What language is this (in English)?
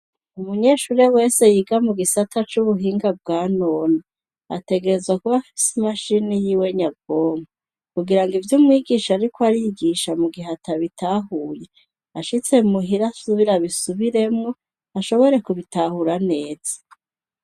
Rundi